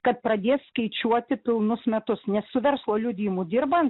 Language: Lithuanian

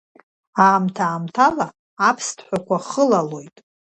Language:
Abkhazian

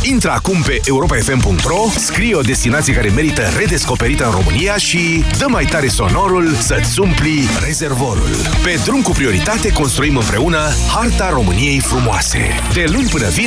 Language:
Romanian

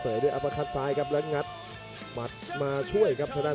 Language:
Thai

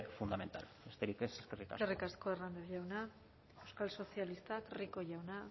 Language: Basque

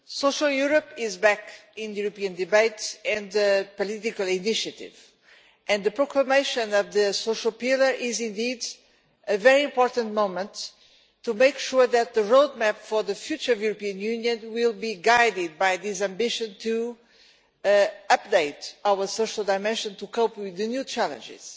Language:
English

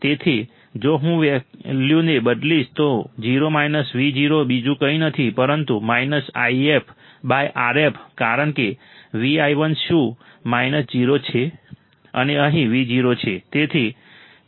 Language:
Gujarati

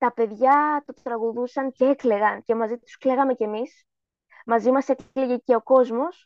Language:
Greek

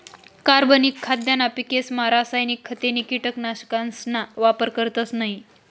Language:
Marathi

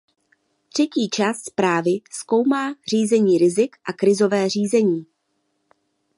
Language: Czech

